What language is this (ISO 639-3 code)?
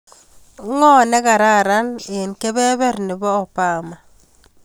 kln